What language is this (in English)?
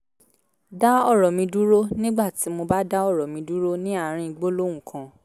Yoruba